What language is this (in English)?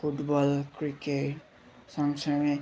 Nepali